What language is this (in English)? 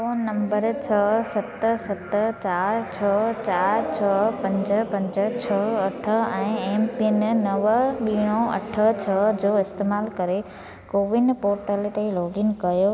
Sindhi